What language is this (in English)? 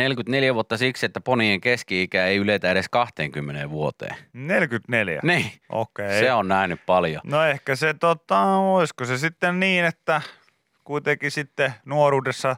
Finnish